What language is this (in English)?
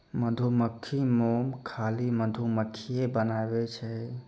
Maithili